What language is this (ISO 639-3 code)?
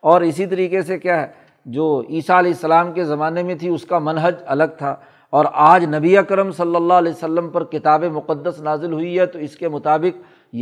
urd